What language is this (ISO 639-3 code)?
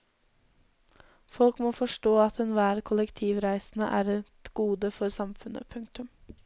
nor